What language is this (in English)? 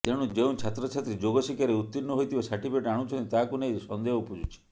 Odia